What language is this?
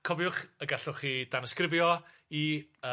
Welsh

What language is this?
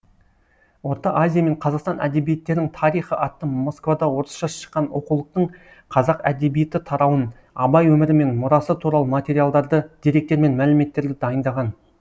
Kazakh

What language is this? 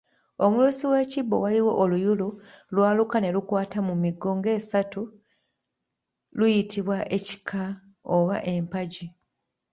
Ganda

